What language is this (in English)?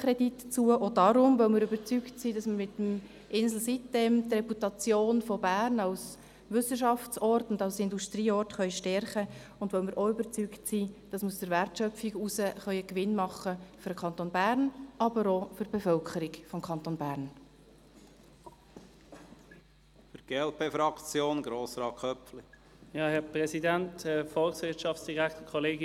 Swiss German